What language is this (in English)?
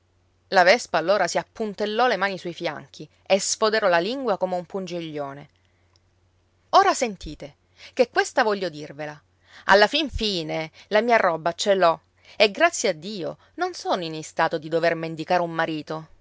Italian